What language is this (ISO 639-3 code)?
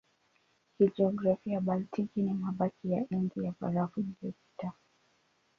swa